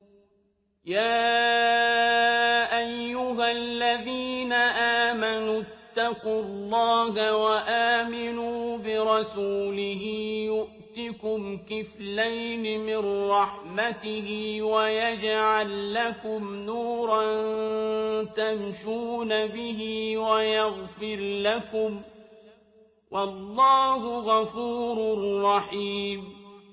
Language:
Arabic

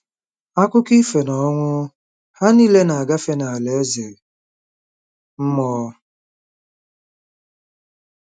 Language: Igbo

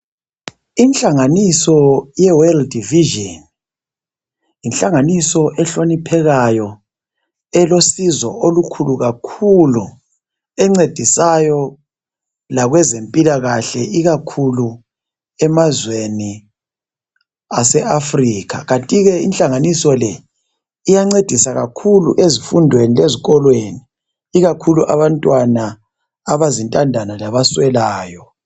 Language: North Ndebele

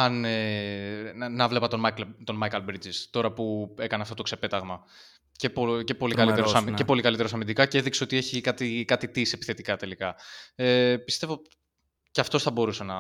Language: Greek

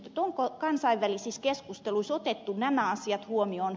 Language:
Finnish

